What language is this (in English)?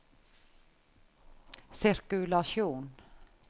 Norwegian